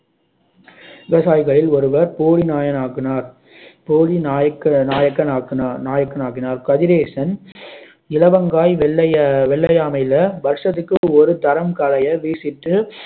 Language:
Tamil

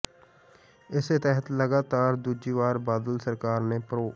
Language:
Punjabi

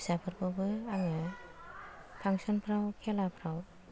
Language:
Bodo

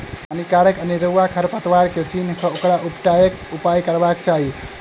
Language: Maithili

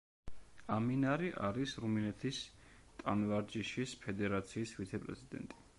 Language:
Georgian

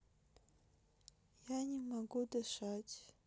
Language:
Russian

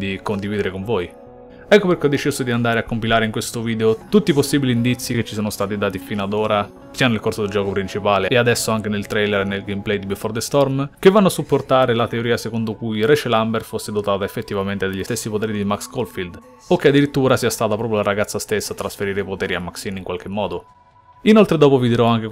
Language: Italian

